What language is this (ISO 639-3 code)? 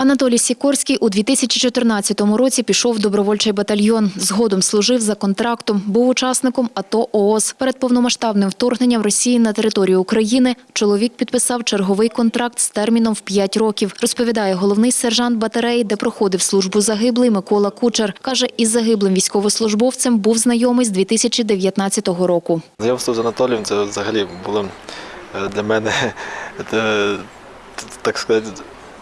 ukr